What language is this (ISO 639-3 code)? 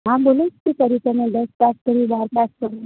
guj